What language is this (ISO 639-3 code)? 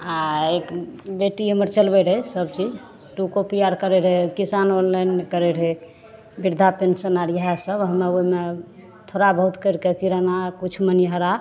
mai